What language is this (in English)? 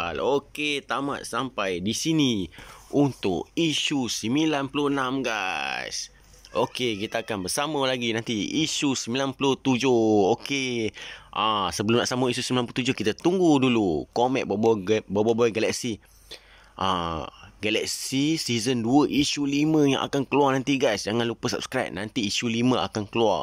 Malay